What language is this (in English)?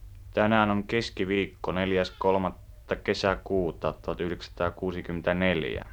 Finnish